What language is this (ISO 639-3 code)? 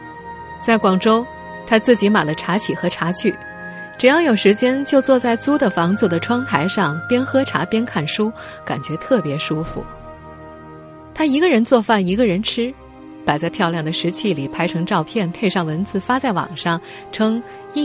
zho